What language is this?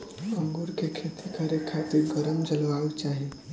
Bhojpuri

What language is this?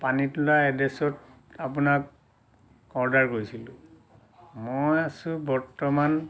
Assamese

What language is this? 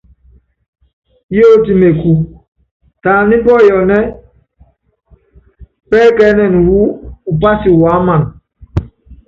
Yangben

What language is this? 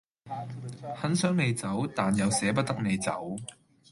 Cantonese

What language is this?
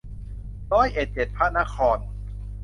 Thai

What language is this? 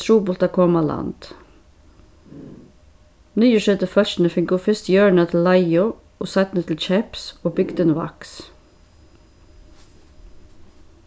Faroese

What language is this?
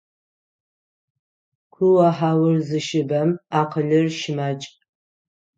Adyghe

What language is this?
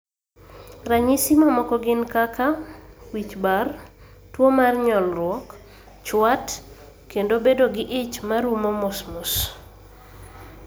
Luo (Kenya and Tanzania)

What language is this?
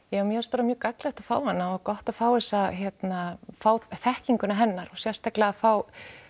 Icelandic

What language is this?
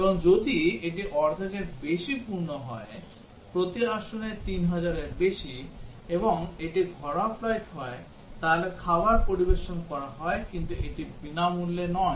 Bangla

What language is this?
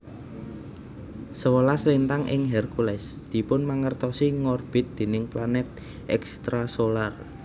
Javanese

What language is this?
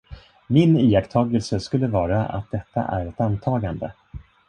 Swedish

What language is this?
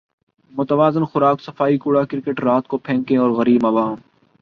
Urdu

